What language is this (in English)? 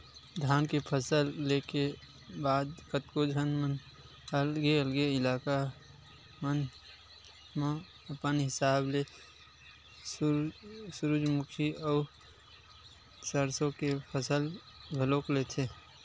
Chhattisgarhi